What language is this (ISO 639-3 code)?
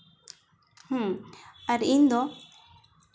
sat